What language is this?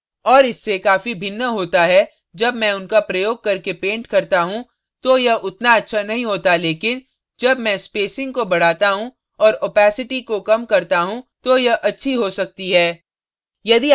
Hindi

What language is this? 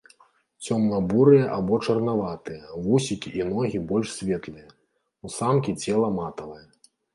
Belarusian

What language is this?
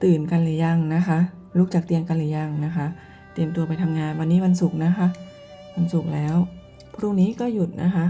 Thai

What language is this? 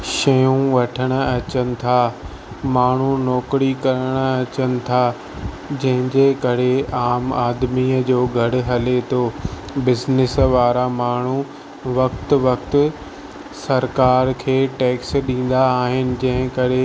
Sindhi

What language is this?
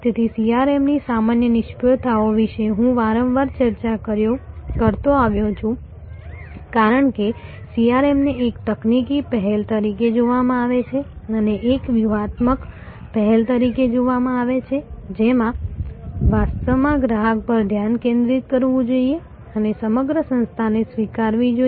Gujarati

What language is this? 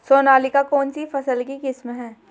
Hindi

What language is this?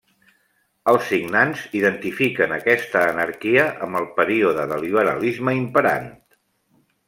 Catalan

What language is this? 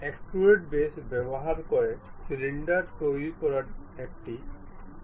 Bangla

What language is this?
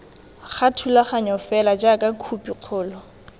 Tswana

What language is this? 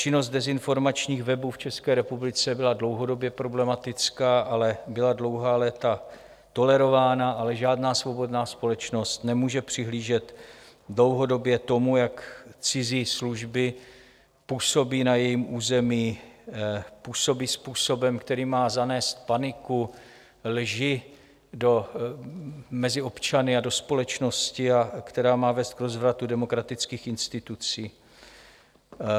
Czech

